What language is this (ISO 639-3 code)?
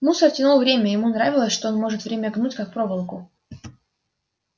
rus